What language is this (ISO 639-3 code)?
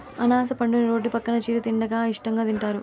tel